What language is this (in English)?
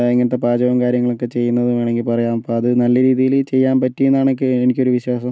Malayalam